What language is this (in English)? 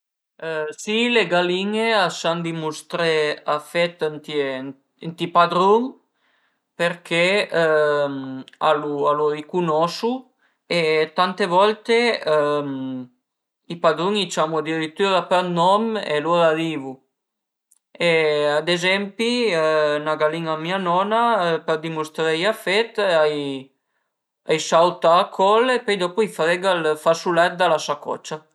Piedmontese